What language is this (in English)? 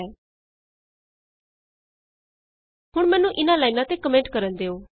Punjabi